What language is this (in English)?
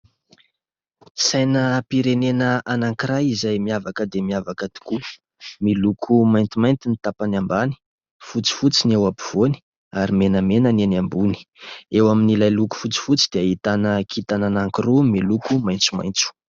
Malagasy